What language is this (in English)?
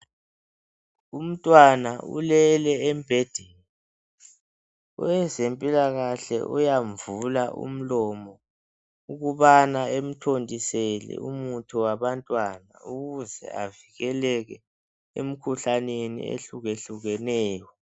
North Ndebele